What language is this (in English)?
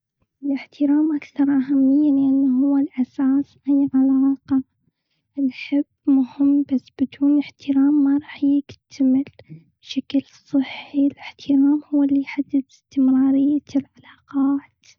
Gulf Arabic